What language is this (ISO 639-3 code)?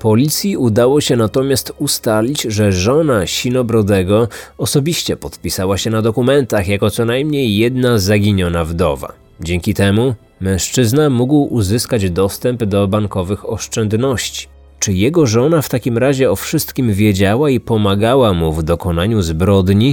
pol